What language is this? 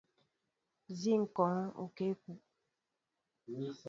Mbo (Cameroon)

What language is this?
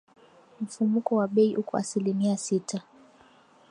Swahili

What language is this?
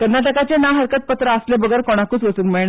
Konkani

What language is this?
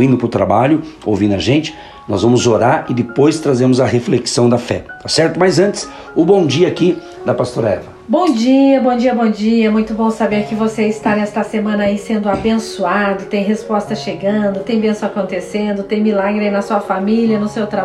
Portuguese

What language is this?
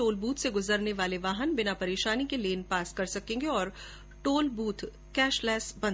Hindi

